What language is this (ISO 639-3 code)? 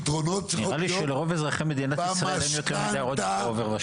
heb